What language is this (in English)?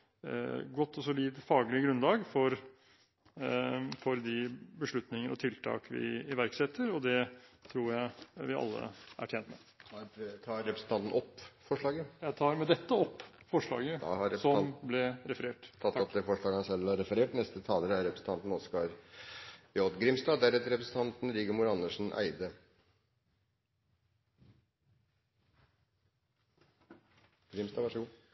Norwegian